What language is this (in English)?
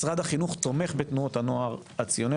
Hebrew